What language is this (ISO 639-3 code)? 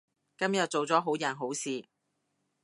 yue